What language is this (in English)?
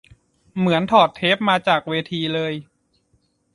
Thai